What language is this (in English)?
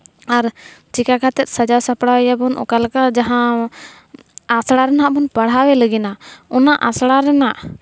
Santali